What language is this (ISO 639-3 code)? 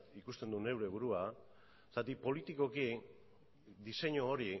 eus